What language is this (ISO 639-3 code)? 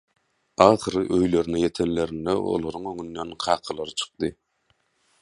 tuk